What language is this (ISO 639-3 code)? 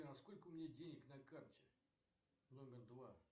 rus